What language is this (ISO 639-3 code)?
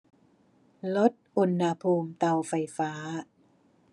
tha